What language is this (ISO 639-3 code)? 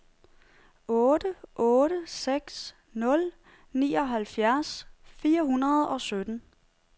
dan